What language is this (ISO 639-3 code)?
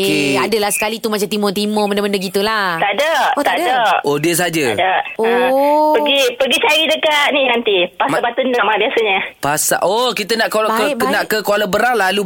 msa